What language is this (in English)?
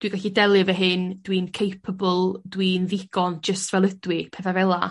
Welsh